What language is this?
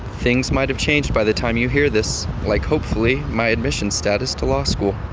English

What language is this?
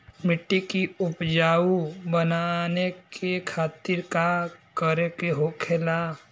Bhojpuri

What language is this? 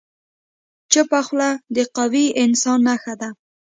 Pashto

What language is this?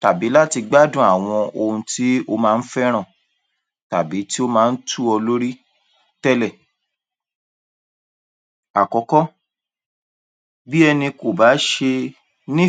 Yoruba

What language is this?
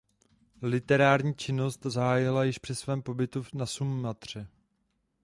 Czech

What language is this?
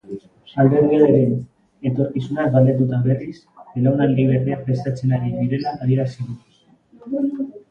Basque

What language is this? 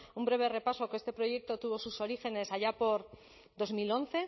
Spanish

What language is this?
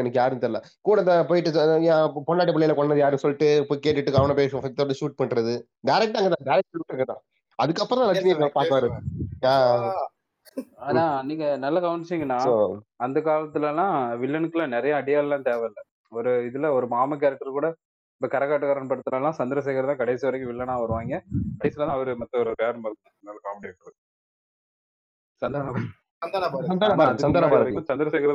Tamil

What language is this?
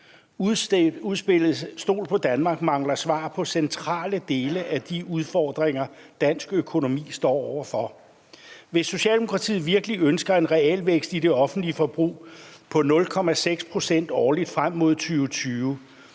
Danish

